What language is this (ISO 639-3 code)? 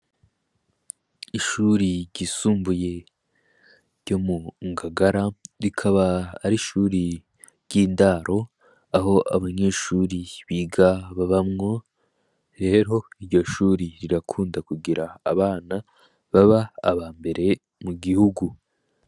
run